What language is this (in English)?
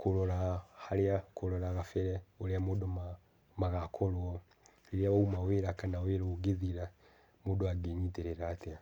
Kikuyu